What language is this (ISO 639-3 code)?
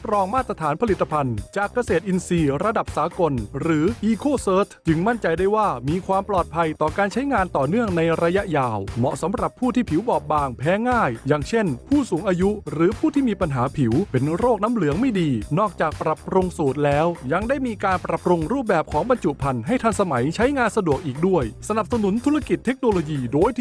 tha